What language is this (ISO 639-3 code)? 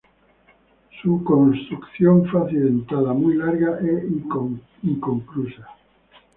spa